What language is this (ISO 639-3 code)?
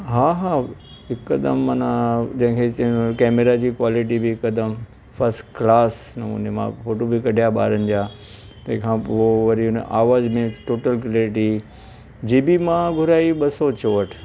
snd